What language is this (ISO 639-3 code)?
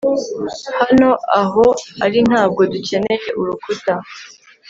kin